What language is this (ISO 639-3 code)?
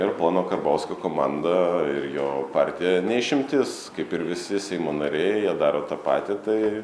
lit